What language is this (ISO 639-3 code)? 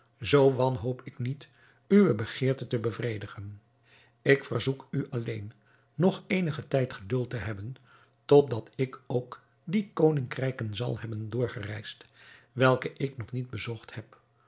nld